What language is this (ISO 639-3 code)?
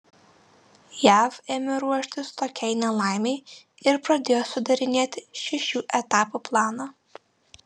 lit